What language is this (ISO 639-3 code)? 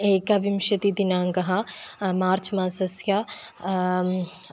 san